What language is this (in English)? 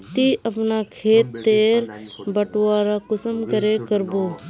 Magahi